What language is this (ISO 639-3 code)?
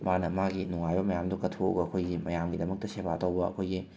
mni